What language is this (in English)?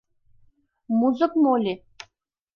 Mari